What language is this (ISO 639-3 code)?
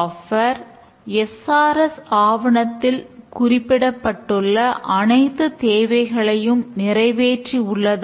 tam